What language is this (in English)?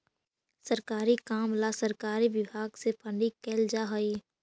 Magahi